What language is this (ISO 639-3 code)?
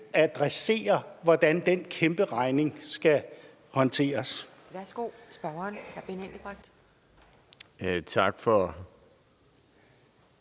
dan